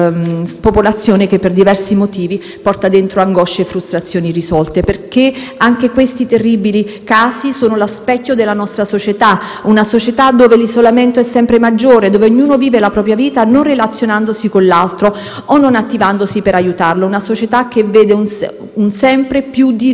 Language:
Italian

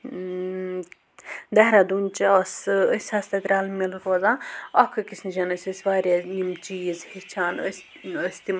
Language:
Kashmiri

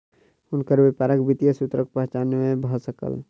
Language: Maithili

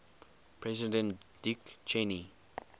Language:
English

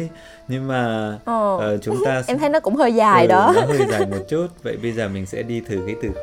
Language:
Vietnamese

